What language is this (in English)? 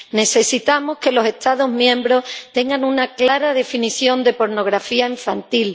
Spanish